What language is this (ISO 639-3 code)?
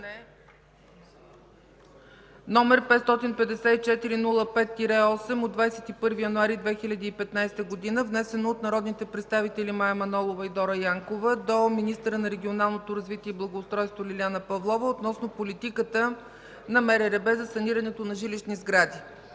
bul